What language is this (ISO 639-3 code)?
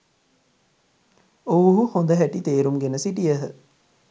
sin